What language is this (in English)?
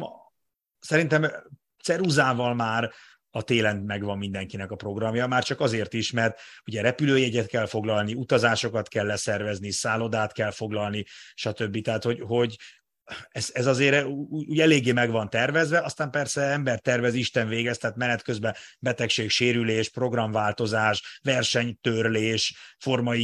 Hungarian